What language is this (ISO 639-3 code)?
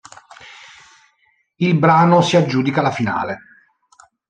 ita